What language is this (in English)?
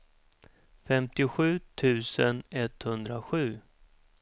Swedish